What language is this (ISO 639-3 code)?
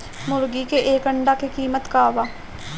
bho